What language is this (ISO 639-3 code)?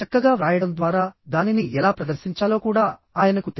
tel